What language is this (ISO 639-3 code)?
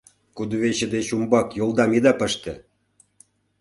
chm